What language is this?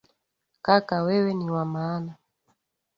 Swahili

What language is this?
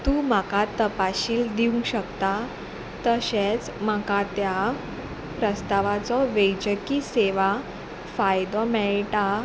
Konkani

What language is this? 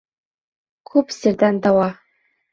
Bashkir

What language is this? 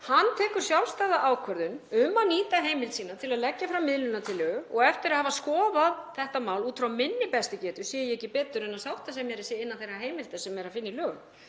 Icelandic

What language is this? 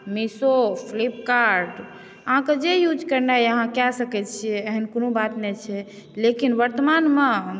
Maithili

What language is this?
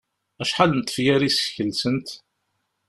Kabyle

